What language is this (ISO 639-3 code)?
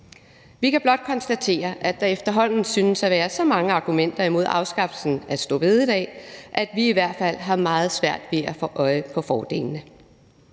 dan